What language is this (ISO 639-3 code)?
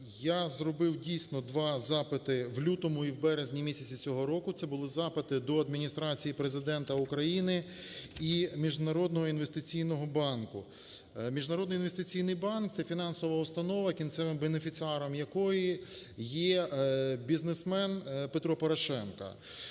ukr